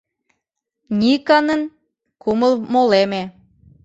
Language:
Mari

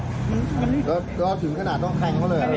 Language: Thai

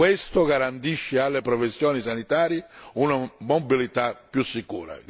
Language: Italian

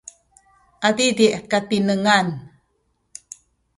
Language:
Sakizaya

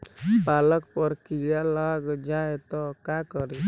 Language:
Bhojpuri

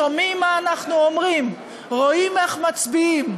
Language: Hebrew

